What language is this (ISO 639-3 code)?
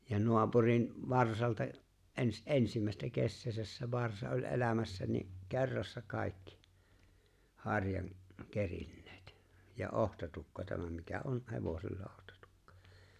fin